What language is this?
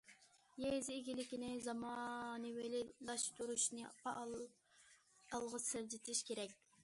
Uyghur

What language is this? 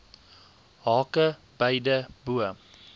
Afrikaans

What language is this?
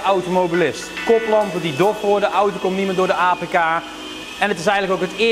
Dutch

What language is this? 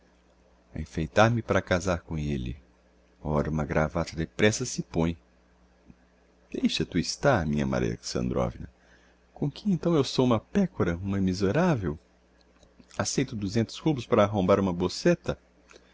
Portuguese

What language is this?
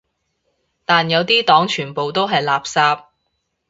Cantonese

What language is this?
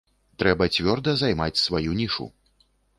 Belarusian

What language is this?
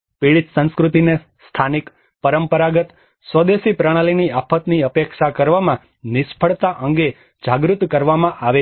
Gujarati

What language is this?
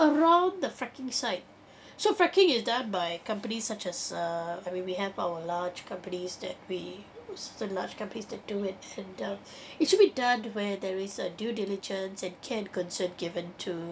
English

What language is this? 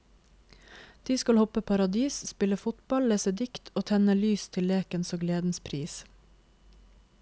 Norwegian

